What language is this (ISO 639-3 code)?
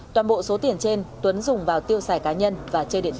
vie